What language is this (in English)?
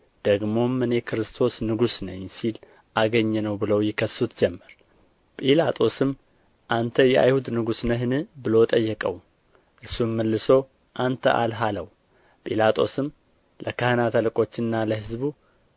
Amharic